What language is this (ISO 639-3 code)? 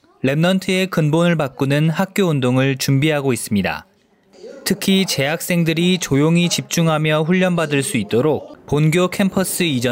kor